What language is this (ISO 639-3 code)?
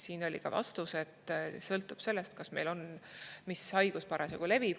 est